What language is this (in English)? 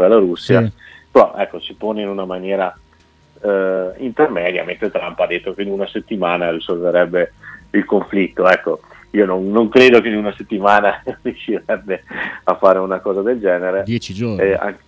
Italian